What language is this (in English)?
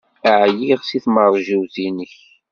Kabyle